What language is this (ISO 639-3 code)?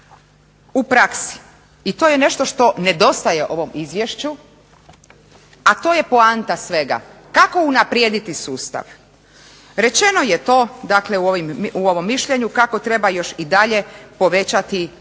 hrv